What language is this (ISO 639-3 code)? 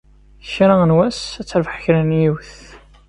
kab